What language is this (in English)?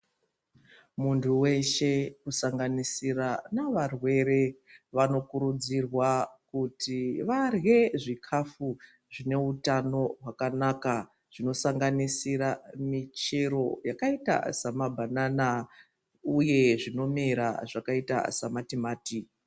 Ndau